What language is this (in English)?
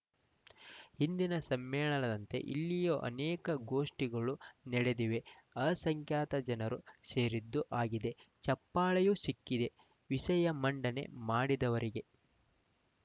Kannada